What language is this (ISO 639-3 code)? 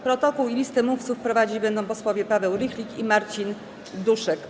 pol